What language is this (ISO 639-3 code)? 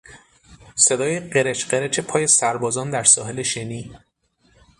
fas